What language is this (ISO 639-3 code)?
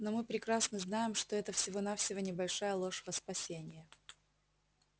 rus